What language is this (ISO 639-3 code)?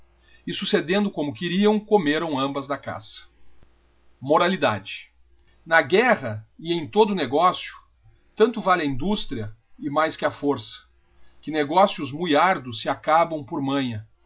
por